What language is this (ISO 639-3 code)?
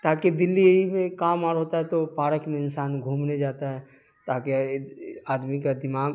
urd